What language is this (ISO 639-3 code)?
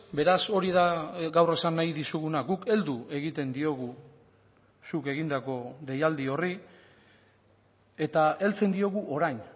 eus